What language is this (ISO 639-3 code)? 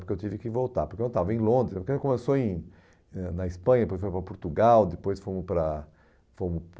por